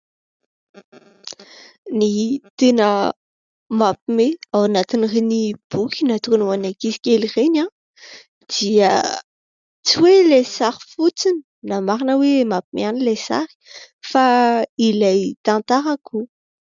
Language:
Malagasy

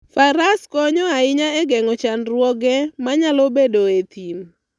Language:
Luo (Kenya and Tanzania)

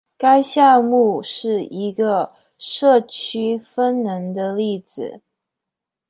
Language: Chinese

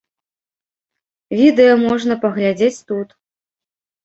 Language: Belarusian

